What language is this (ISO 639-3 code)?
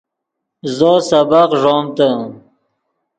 ydg